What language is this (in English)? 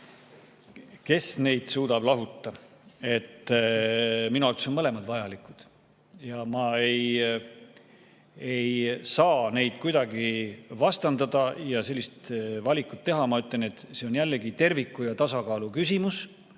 Estonian